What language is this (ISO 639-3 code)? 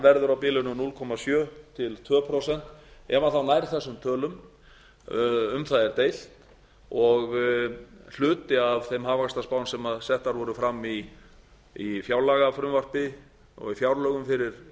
isl